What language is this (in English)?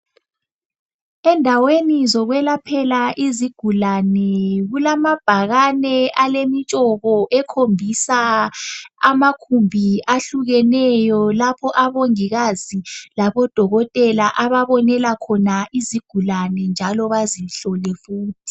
North Ndebele